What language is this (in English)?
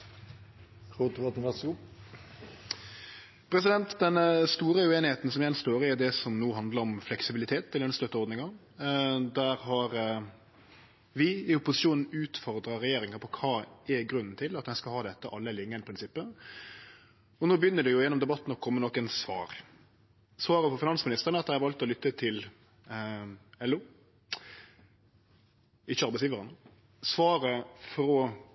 Norwegian Nynorsk